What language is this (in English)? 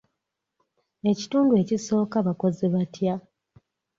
Ganda